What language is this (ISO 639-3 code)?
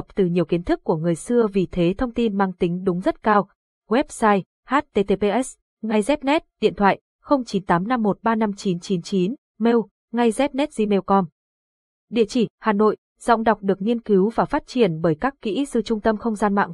vie